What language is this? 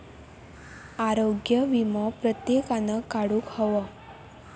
Marathi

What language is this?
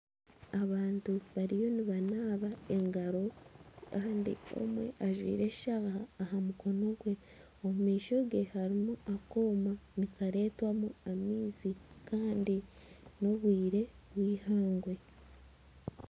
Nyankole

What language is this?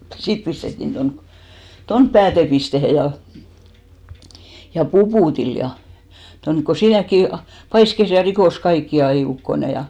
Finnish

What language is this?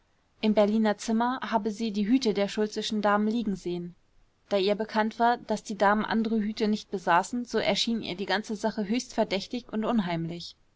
German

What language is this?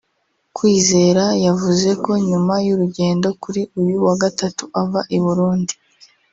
Kinyarwanda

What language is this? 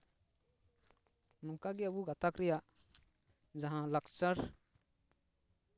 Santali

